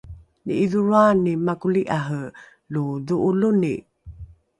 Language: Rukai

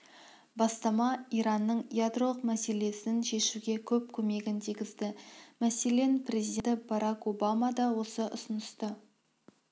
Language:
Kazakh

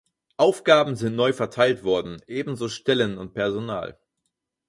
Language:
German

